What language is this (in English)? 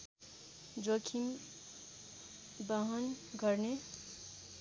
Nepali